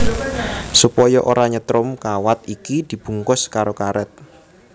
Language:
Javanese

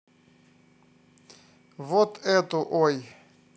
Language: Russian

